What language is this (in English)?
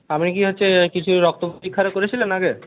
Bangla